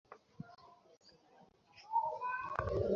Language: Bangla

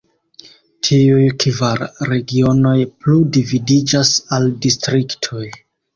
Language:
Esperanto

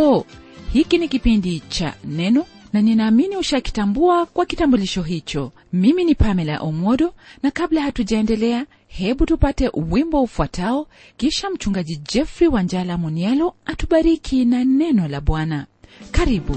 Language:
Swahili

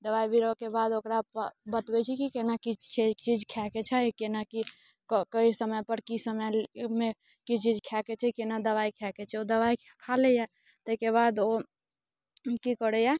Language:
Maithili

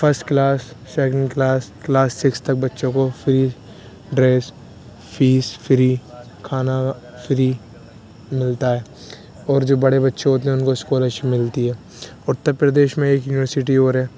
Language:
Urdu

